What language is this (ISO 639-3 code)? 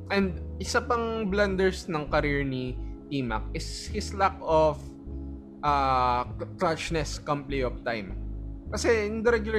fil